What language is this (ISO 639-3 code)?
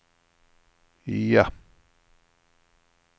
swe